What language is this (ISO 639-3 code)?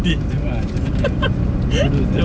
eng